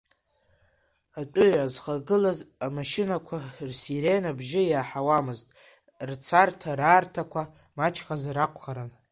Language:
Abkhazian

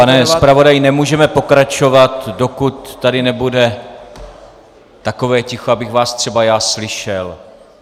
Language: Czech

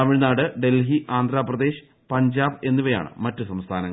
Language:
Malayalam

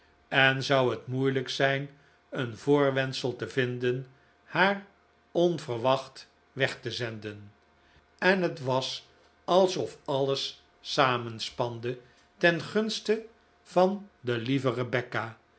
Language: Dutch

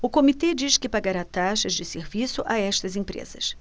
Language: Portuguese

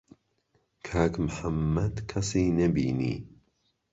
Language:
Central Kurdish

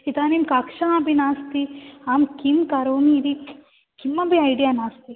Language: Sanskrit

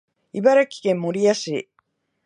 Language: Japanese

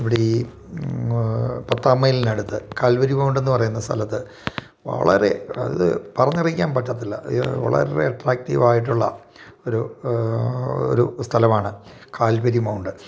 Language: Malayalam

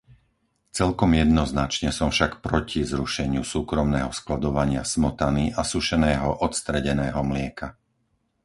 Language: Slovak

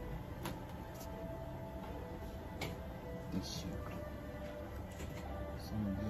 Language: Japanese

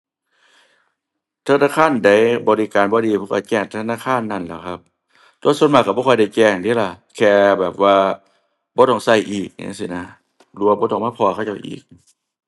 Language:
Thai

